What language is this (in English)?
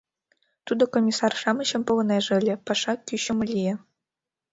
Mari